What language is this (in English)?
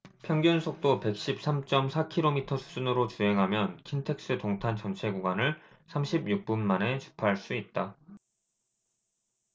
Korean